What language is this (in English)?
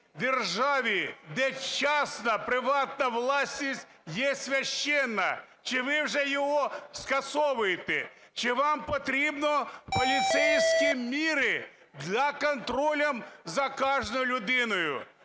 Ukrainian